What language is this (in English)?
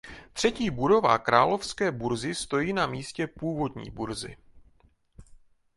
Czech